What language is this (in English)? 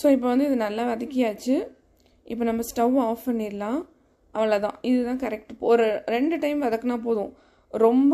Arabic